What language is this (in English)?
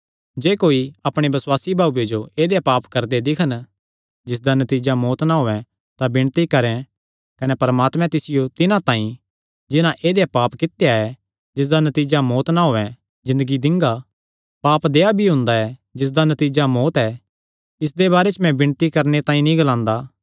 Kangri